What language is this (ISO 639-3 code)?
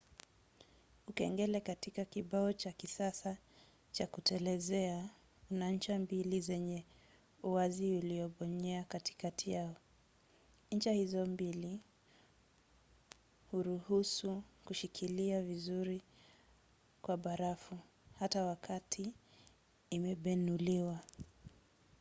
swa